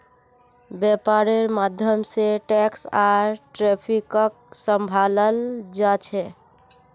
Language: Magahi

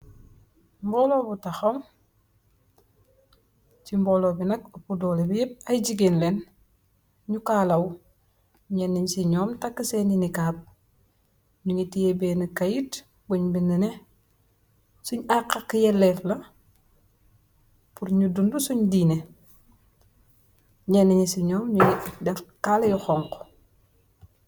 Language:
Wolof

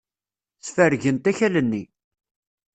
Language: Kabyle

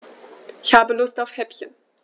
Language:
German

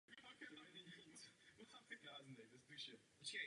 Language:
Czech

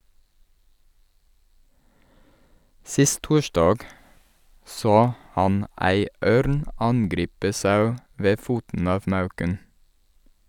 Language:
Norwegian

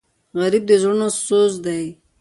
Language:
Pashto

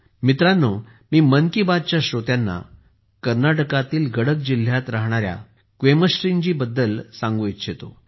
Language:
Marathi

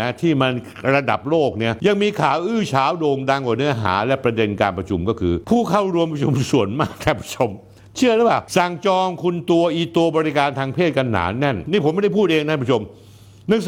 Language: Thai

